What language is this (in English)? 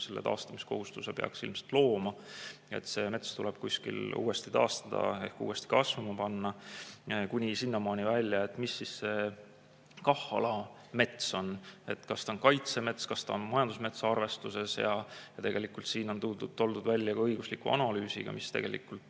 Estonian